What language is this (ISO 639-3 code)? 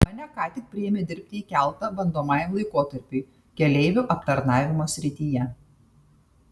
lit